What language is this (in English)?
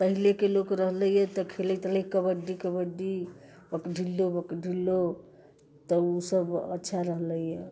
Maithili